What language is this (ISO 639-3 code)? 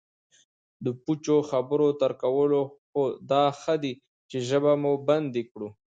pus